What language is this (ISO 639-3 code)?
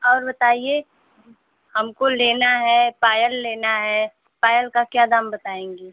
hin